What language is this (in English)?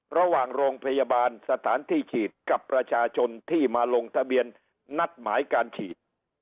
Thai